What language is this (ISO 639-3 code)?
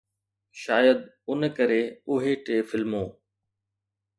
snd